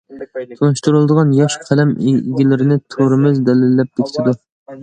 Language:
Uyghur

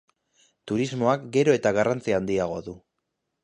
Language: Basque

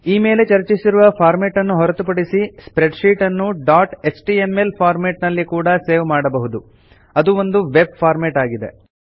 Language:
Kannada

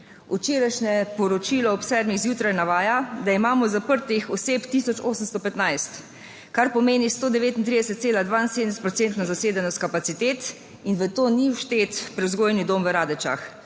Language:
Slovenian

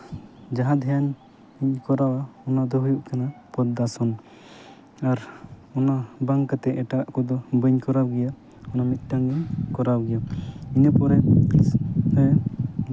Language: Santali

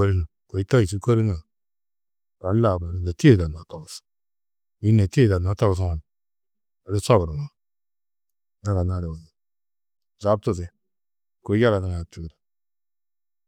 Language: Tedaga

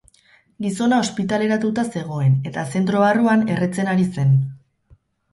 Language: Basque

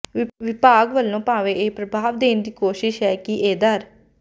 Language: Punjabi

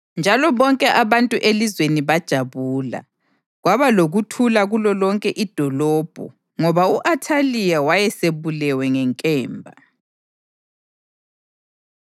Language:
North Ndebele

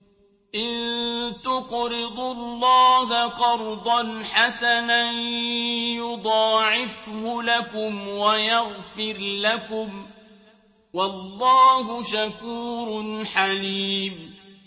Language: Arabic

